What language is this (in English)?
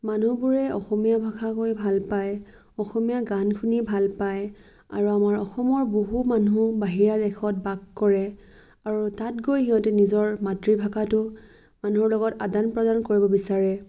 Assamese